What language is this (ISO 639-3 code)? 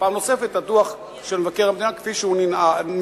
heb